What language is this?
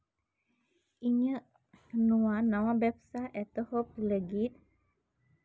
Santali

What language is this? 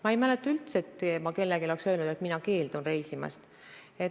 Estonian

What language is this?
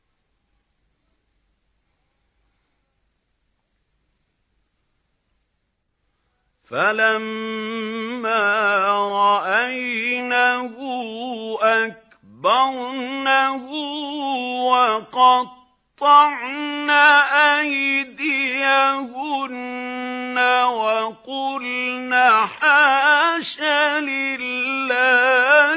Arabic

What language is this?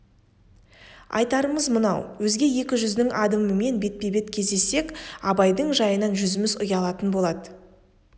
Kazakh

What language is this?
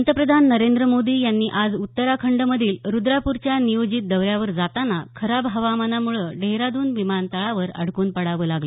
Marathi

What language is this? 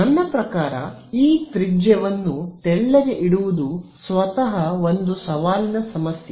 Kannada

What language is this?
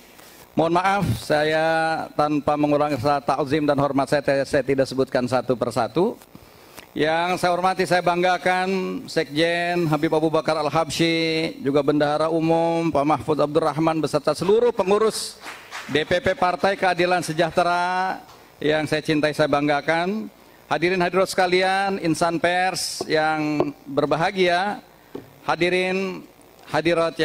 Indonesian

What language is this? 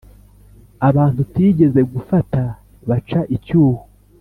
Kinyarwanda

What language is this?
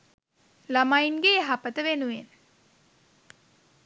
Sinhala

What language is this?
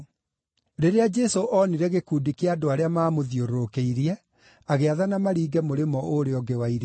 Kikuyu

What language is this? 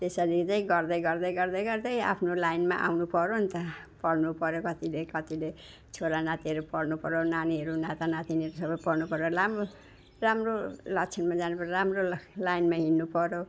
Nepali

